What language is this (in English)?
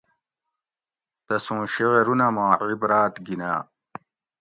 Gawri